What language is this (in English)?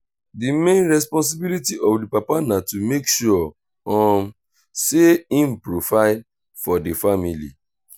Nigerian Pidgin